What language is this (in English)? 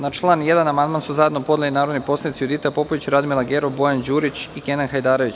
Serbian